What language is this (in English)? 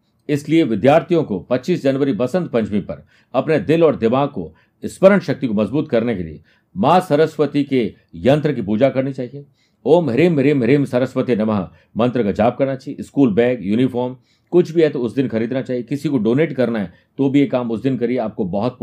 Hindi